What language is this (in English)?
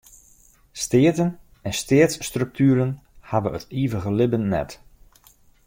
Western Frisian